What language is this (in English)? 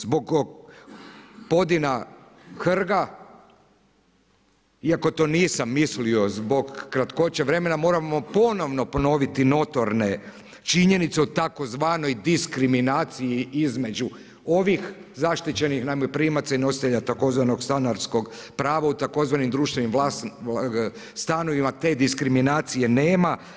Croatian